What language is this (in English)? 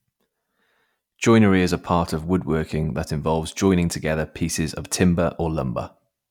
English